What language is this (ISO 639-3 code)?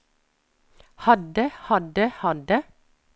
nor